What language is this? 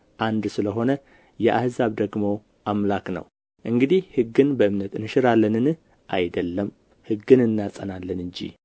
Amharic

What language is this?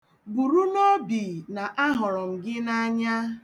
Igbo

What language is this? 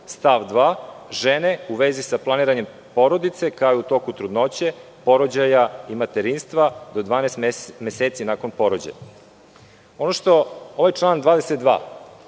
Serbian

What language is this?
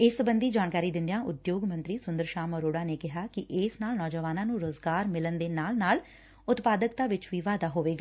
Punjabi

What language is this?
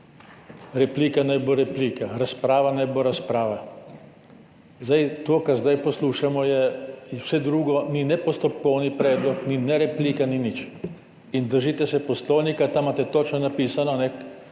Slovenian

